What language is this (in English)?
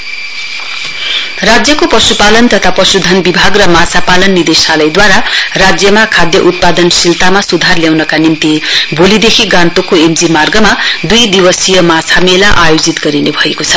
Nepali